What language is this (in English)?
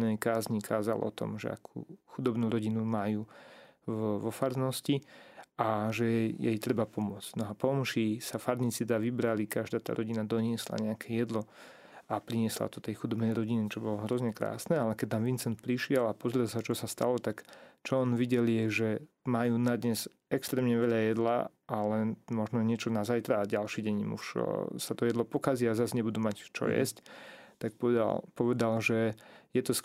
Slovak